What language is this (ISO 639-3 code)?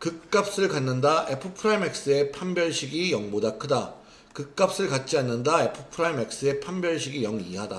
kor